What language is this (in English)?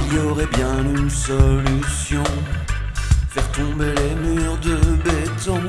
French